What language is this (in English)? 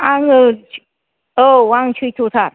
Bodo